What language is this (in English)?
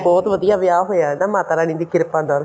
Punjabi